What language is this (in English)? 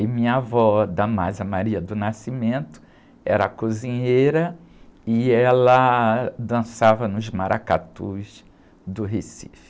Portuguese